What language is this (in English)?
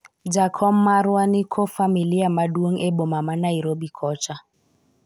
Luo (Kenya and Tanzania)